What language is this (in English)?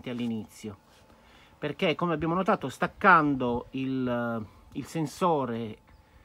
Italian